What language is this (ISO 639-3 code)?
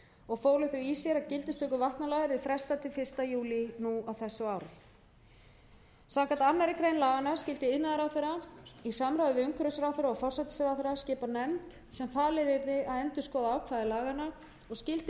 isl